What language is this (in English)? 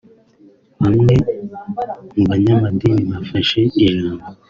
Kinyarwanda